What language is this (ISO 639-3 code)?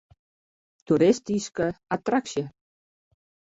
fry